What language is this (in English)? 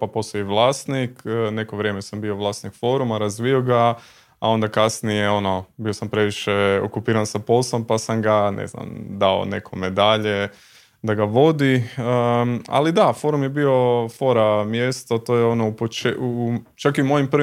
Croatian